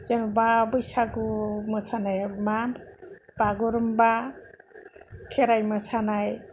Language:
Bodo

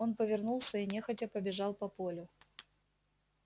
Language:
Russian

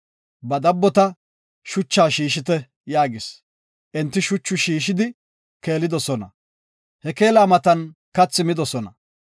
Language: Gofa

